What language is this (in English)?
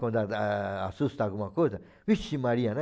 Portuguese